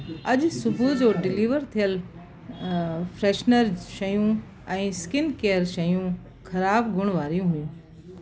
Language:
Sindhi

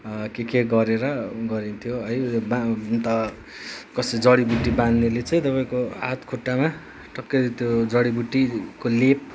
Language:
Nepali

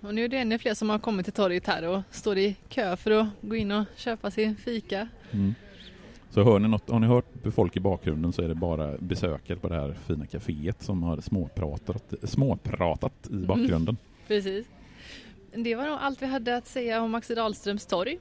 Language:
Swedish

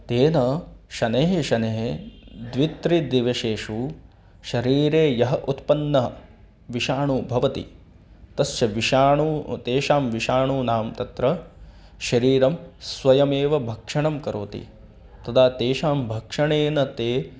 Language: Sanskrit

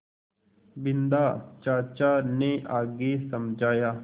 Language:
Hindi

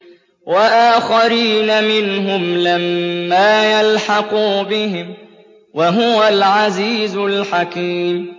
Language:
Arabic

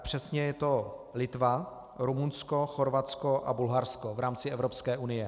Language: Czech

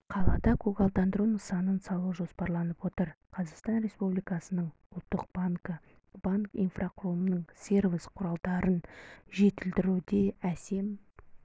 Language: Kazakh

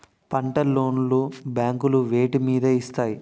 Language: Telugu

